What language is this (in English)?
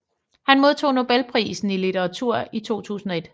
Danish